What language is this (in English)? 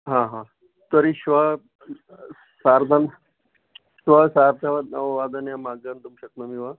Sanskrit